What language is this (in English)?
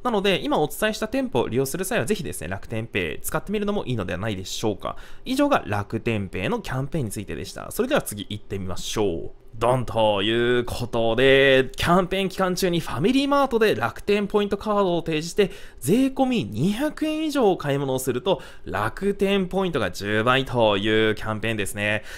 Japanese